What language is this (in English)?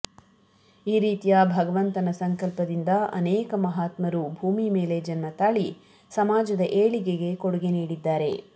Kannada